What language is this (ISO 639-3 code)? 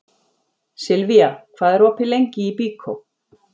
isl